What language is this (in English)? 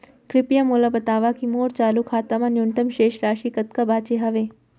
Chhattisgarhi